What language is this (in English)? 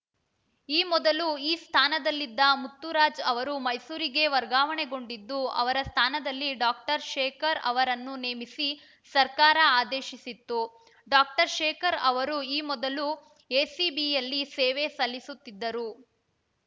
Kannada